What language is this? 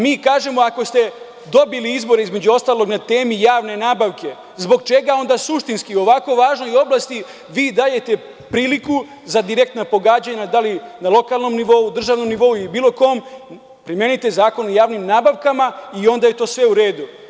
Serbian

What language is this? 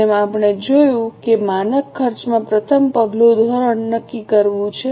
Gujarati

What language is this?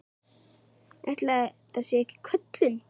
Icelandic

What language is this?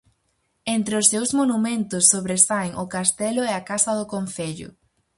Galician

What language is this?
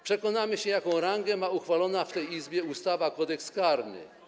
Polish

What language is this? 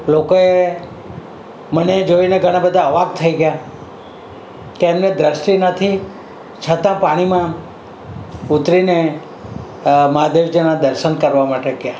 Gujarati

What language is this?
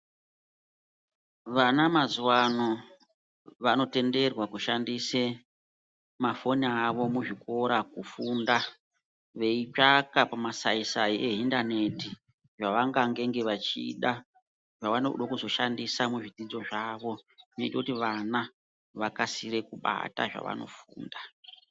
Ndau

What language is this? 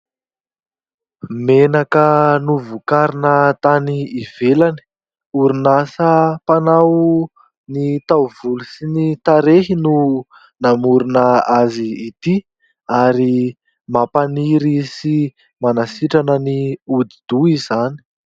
Malagasy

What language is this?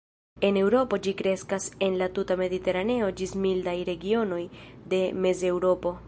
Esperanto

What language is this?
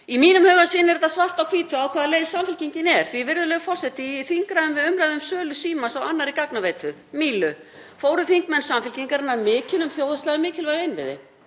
Icelandic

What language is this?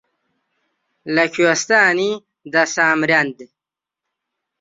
Central Kurdish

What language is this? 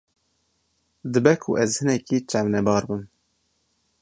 Kurdish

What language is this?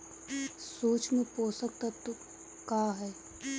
Bhojpuri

